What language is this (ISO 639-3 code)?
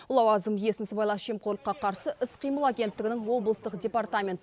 kaz